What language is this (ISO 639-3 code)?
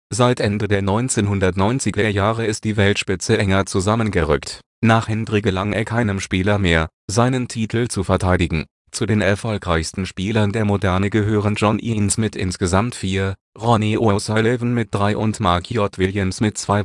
deu